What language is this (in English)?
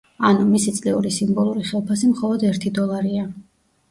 Georgian